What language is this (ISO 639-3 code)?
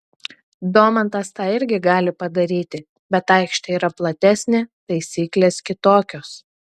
lit